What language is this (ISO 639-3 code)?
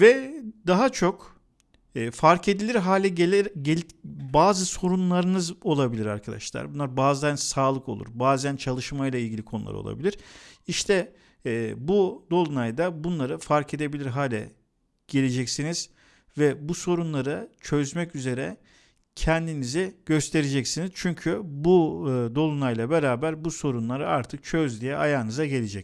tur